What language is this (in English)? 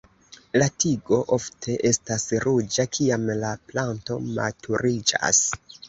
Esperanto